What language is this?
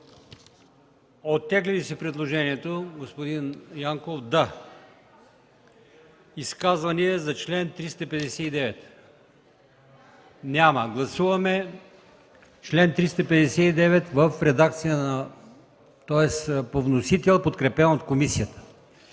Bulgarian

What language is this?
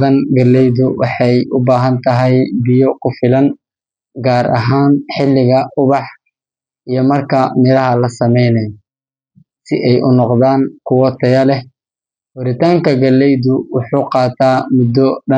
Somali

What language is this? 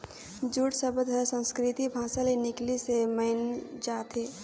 Chhattisgarhi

